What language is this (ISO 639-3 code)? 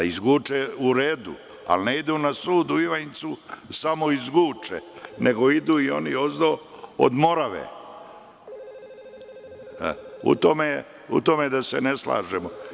srp